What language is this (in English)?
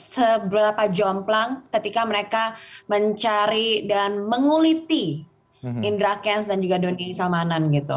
Indonesian